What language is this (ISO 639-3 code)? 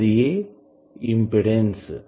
tel